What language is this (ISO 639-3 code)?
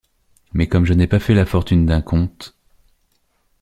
fra